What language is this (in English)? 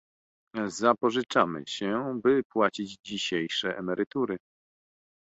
Polish